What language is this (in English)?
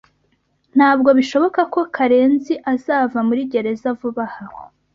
Kinyarwanda